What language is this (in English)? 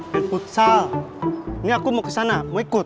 Indonesian